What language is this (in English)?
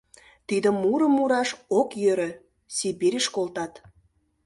Mari